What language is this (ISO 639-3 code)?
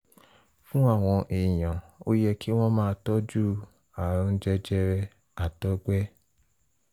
yor